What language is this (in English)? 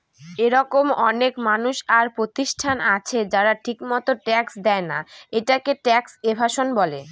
Bangla